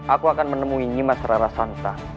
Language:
Indonesian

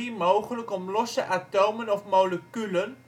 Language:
Dutch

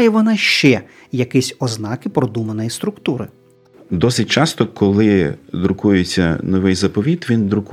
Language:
Ukrainian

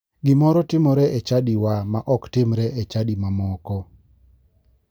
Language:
Luo (Kenya and Tanzania)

